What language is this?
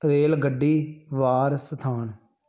Punjabi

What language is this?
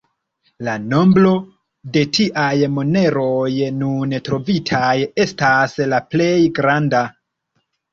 Esperanto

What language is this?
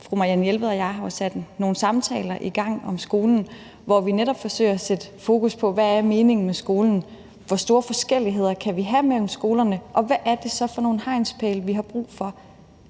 Danish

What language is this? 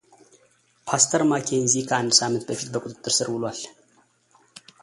Amharic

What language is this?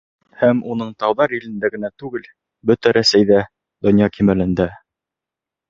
Bashkir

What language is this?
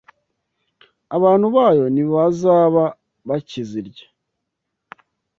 Kinyarwanda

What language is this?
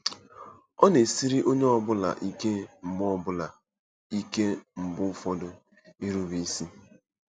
Igbo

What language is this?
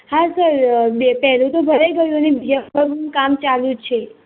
Gujarati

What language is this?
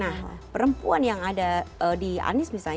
Indonesian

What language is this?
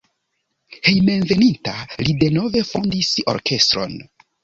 Esperanto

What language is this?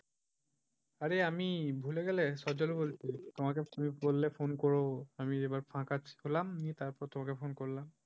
Bangla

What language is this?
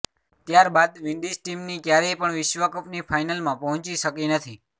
Gujarati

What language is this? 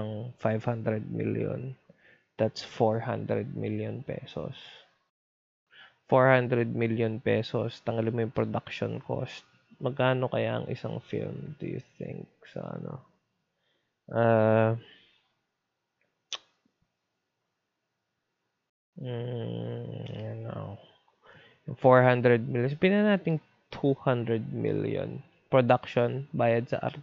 Filipino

